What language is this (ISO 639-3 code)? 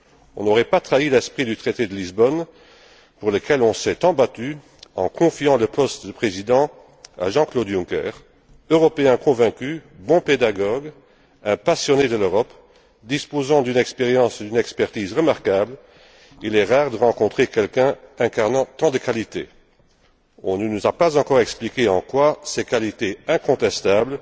fra